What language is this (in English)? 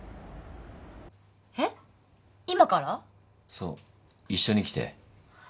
Japanese